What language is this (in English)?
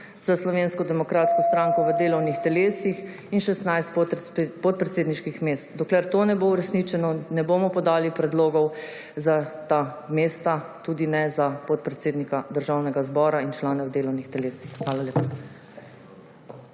Slovenian